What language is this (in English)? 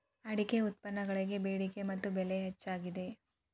Kannada